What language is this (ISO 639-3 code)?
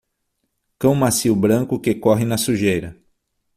por